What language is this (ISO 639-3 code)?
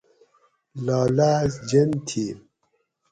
gwc